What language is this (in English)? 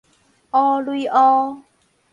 Min Nan Chinese